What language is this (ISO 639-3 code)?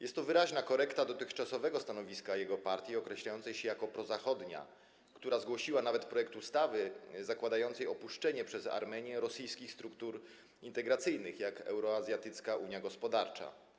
pol